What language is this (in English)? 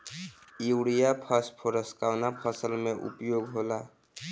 Bhojpuri